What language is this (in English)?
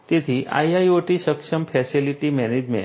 Gujarati